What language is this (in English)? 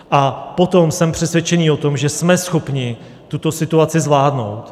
Czech